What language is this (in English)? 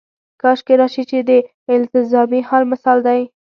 Pashto